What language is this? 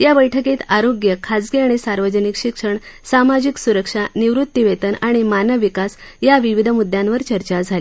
Marathi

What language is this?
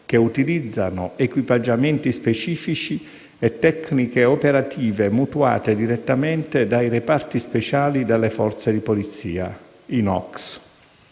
Italian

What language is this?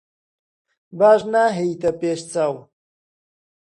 Central Kurdish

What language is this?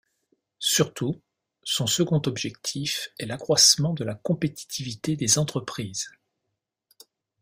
French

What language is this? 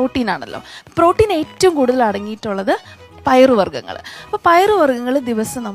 Malayalam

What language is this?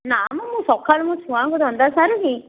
Odia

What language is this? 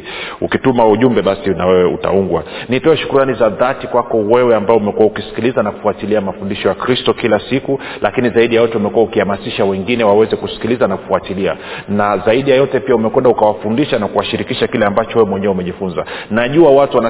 Swahili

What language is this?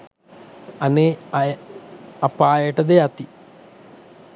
Sinhala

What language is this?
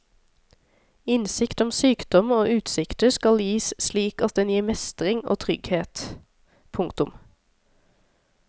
Norwegian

